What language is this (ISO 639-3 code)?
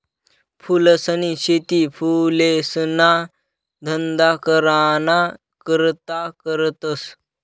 mar